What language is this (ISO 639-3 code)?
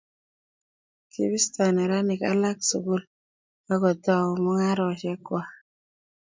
kln